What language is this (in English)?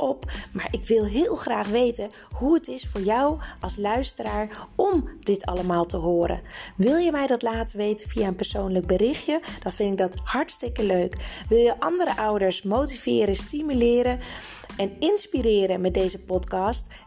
Dutch